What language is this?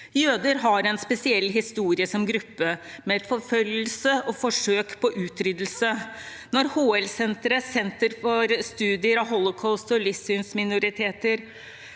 Norwegian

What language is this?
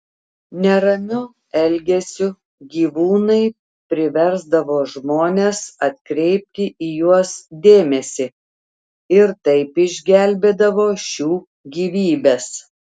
Lithuanian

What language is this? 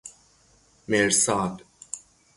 Persian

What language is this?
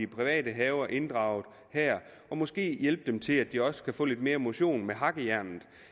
Danish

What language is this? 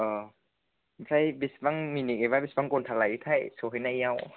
Bodo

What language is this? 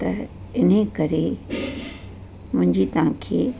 Sindhi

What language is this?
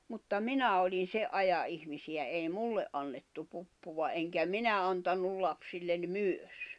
Finnish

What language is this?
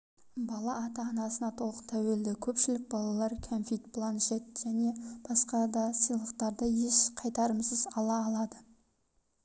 Kazakh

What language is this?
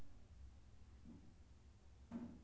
Maithili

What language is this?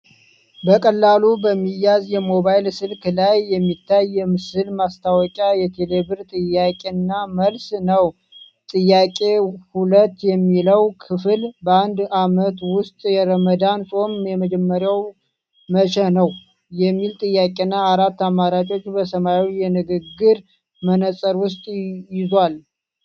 Amharic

